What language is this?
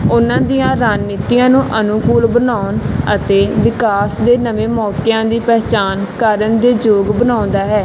Punjabi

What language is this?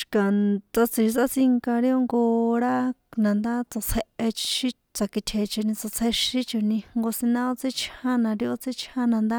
San Juan Atzingo Popoloca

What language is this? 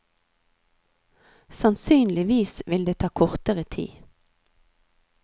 Norwegian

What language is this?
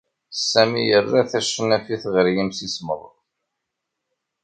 Kabyle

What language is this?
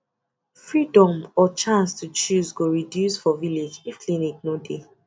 Nigerian Pidgin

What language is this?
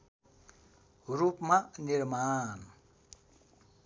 Nepali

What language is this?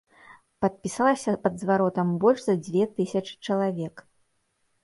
Belarusian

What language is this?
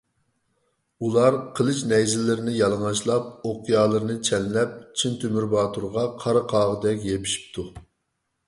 Uyghur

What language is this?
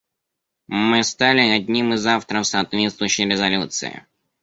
Russian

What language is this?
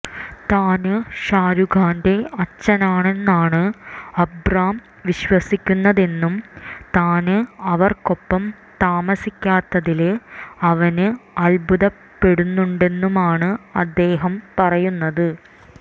Malayalam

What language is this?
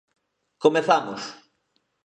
Galician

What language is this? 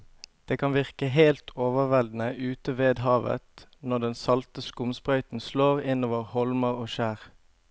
Norwegian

